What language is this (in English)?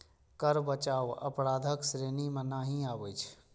Maithili